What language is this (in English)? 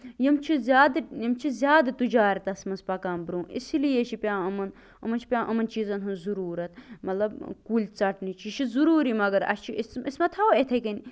Kashmiri